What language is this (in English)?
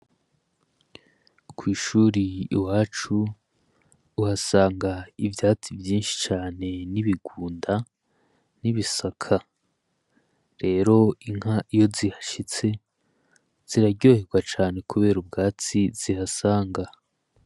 Rundi